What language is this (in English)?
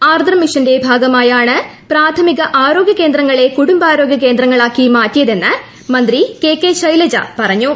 Malayalam